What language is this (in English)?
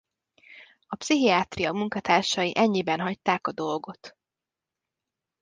Hungarian